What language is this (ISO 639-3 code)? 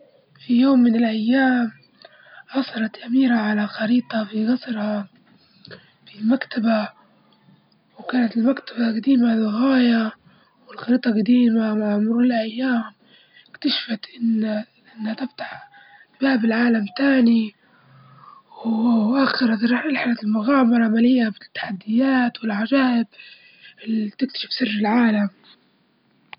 ayl